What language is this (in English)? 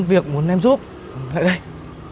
Vietnamese